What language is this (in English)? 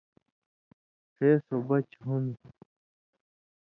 Indus Kohistani